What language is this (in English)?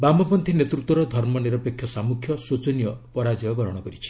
Odia